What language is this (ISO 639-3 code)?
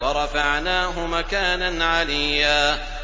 ara